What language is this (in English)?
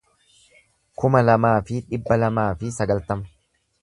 Oromo